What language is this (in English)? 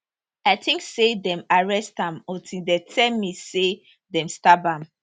Nigerian Pidgin